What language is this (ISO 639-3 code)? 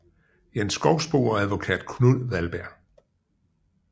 dan